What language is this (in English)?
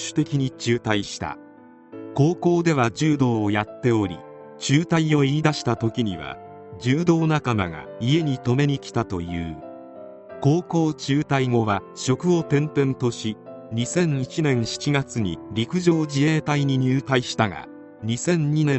Japanese